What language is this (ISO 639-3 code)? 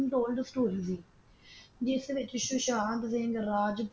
pan